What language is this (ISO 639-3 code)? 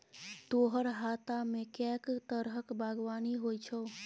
mai